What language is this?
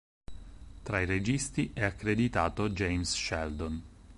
Italian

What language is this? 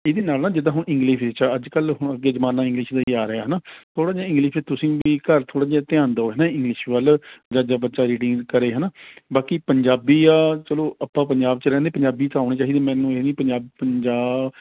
Punjabi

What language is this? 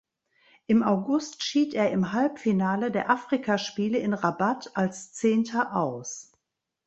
German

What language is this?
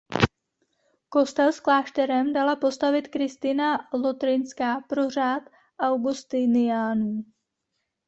Czech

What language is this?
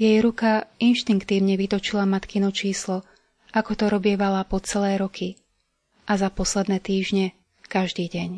Slovak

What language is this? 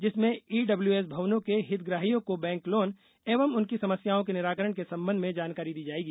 Hindi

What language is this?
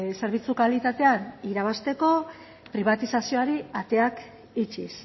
Basque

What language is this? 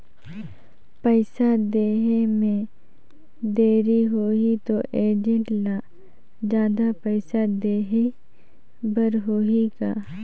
Chhattisgarhi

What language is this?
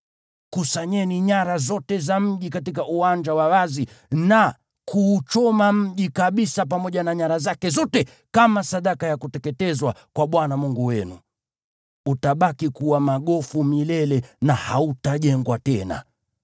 Swahili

